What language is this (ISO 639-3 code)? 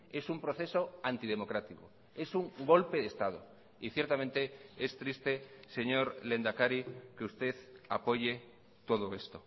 spa